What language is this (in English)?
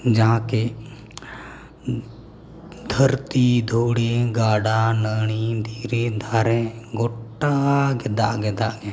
Santali